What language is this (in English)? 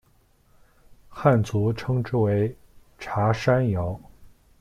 Chinese